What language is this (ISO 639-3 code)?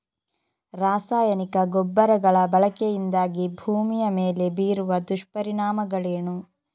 kan